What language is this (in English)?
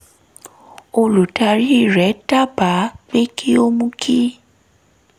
Yoruba